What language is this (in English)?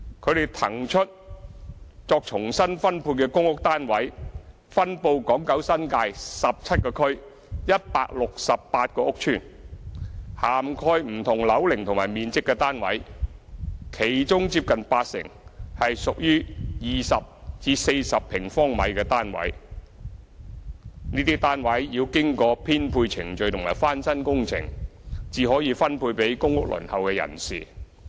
Cantonese